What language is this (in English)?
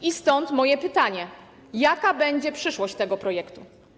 Polish